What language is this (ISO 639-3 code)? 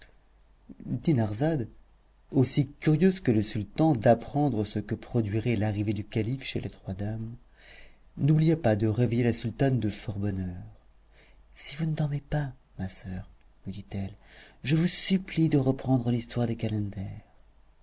fra